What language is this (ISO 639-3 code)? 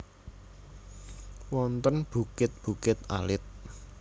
jav